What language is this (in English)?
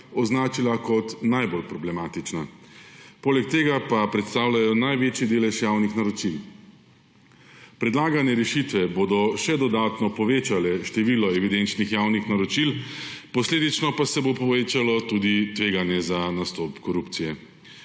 Slovenian